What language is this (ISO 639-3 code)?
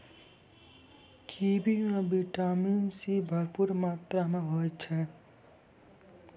mai